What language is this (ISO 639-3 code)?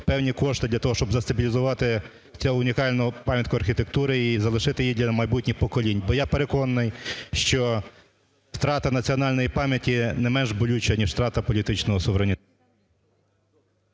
ukr